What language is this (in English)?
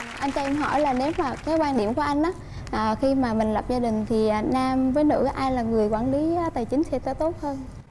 Vietnamese